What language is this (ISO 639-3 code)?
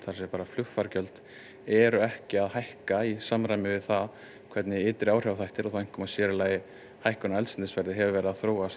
isl